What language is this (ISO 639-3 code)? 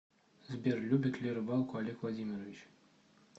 rus